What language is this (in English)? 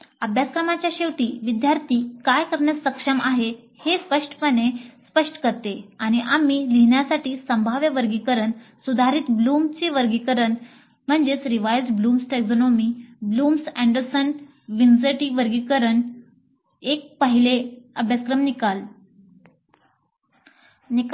Marathi